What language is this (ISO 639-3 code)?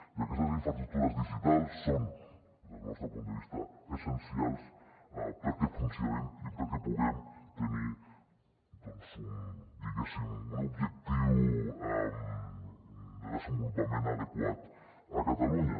cat